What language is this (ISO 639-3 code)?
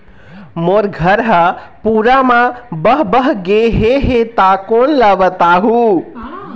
hne